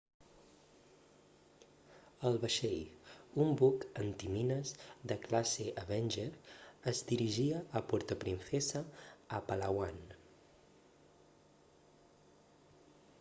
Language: Catalan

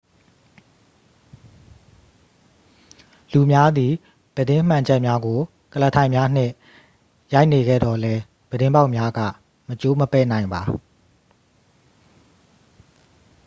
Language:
Burmese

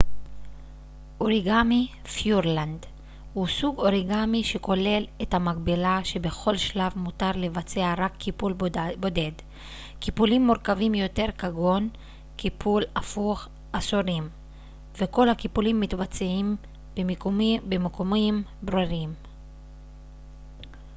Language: Hebrew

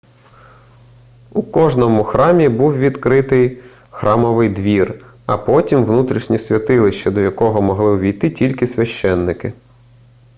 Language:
Ukrainian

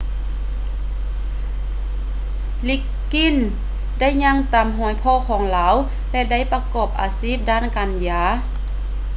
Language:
Lao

